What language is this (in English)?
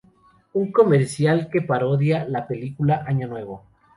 Spanish